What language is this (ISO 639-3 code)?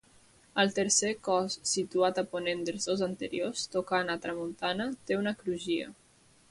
cat